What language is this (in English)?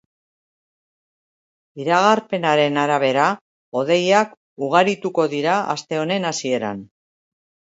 Basque